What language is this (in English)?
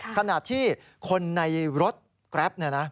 Thai